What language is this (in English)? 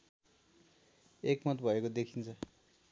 Nepali